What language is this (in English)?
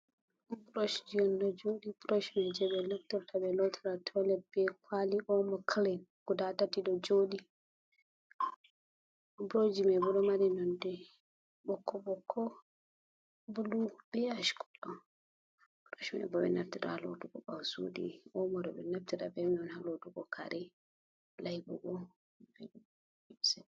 Fula